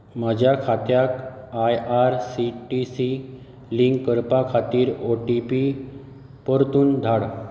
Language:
Konkani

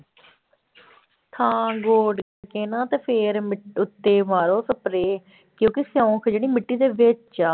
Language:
Punjabi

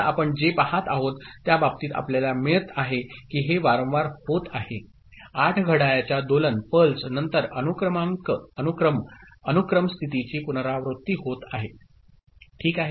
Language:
Marathi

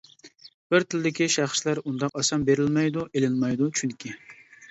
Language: Uyghur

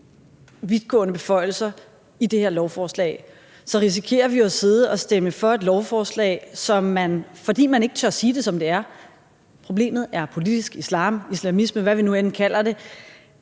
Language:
Danish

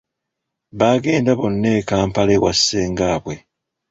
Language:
Ganda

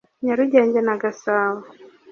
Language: Kinyarwanda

